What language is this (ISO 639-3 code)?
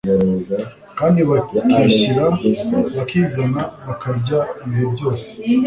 kin